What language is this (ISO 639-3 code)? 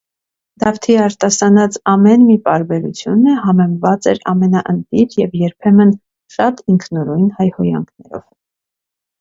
hye